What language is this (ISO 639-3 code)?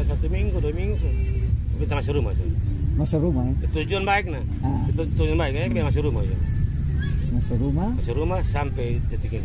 ind